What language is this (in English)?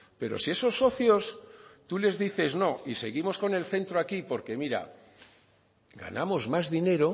Spanish